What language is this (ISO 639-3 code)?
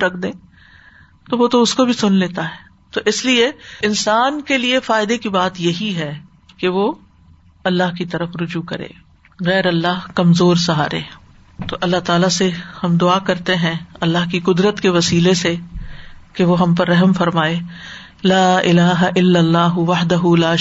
urd